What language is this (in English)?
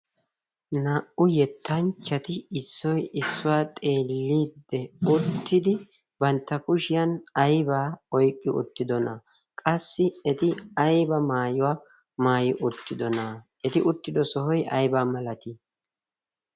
Wolaytta